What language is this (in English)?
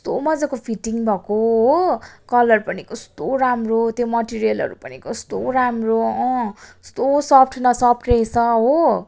Nepali